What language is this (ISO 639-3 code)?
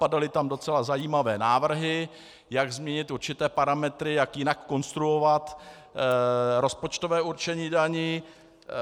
ces